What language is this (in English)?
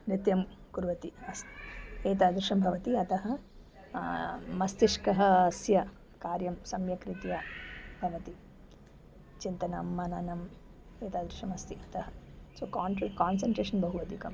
Sanskrit